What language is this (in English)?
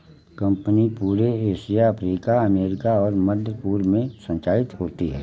Hindi